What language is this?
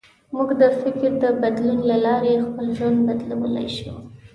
Pashto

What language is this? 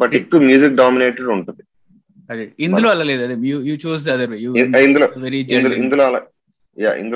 Telugu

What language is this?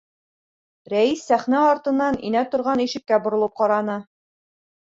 Bashkir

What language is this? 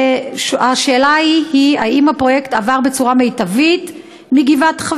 Hebrew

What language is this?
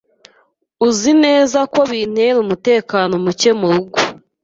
Kinyarwanda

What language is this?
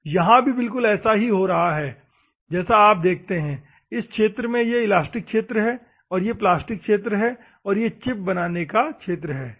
Hindi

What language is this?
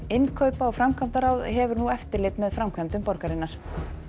Icelandic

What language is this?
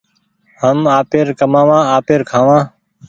Goaria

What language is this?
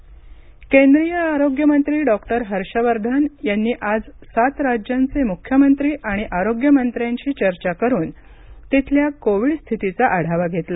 Marathi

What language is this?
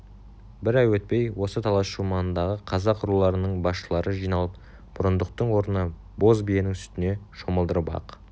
Kazakh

